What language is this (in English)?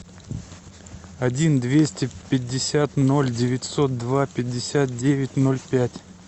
Russian